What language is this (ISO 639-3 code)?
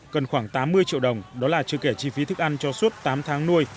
vie